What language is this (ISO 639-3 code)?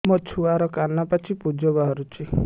ori